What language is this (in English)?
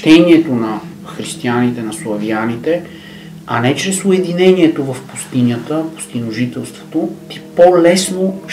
Bulgarian